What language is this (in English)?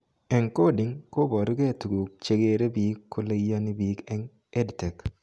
Kalenjin